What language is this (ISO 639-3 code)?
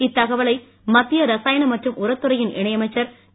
tam